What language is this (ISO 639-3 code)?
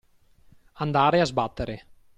ita